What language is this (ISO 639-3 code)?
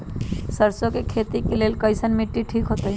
mag